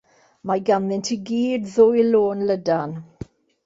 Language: Welsh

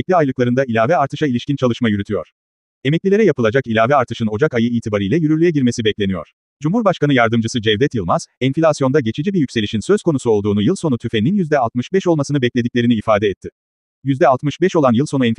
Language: Turkish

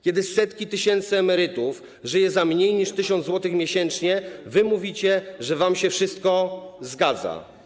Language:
Polish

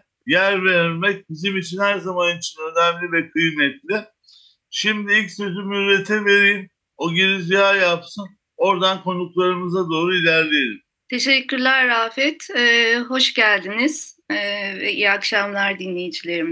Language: Turkish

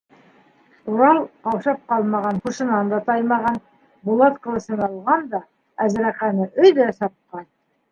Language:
Bashkir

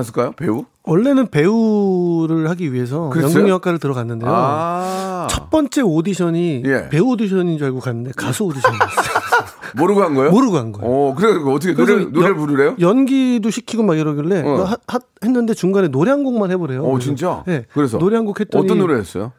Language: Korean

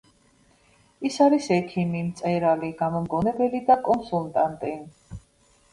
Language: Georgian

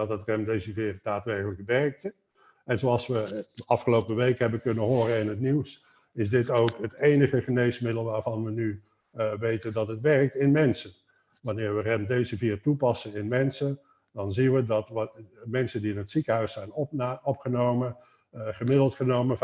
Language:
Dutch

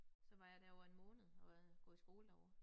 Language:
Danish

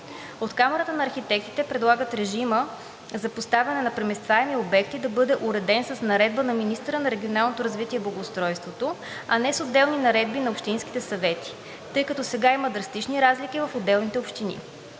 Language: Bulgarian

